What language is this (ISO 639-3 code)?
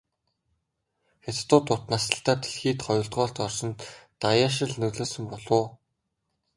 mon